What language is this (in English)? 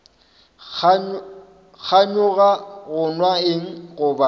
Northern Sotho